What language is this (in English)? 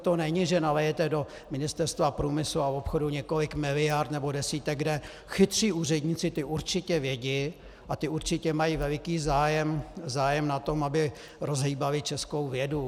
Czech